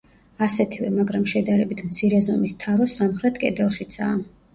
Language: Georgian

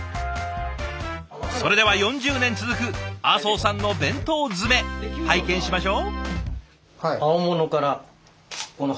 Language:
Japanese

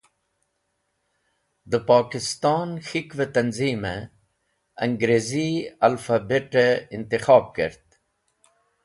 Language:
Wakhi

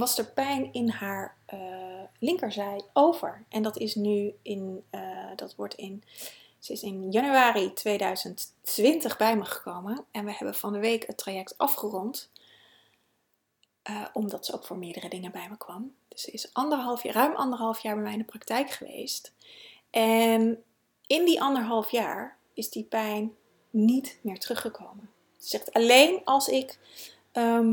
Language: Dutch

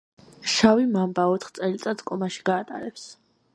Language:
Georgian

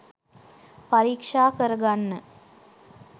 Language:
Sinhala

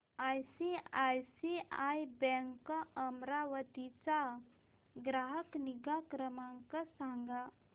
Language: Marathi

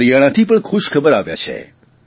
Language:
Gujarati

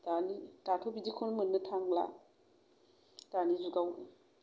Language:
Bodo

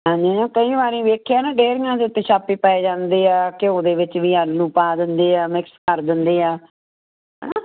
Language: Punjabi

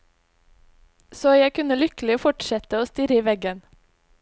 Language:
Norwegian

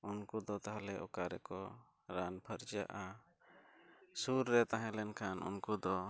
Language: Santali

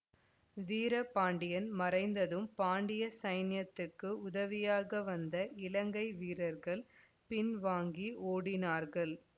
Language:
Tamil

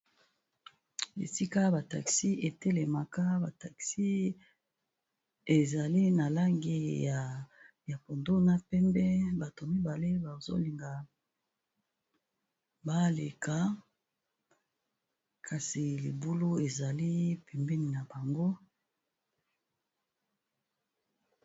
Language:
Lingala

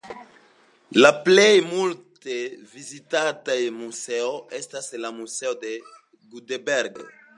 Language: Esperanto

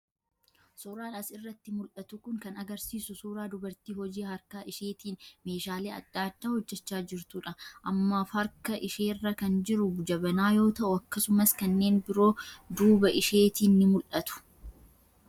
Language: Oromo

